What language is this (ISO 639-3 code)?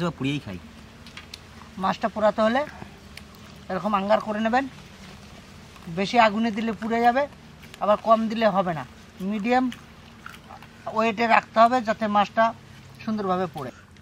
ara